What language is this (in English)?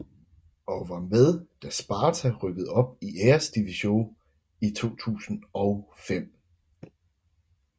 Danish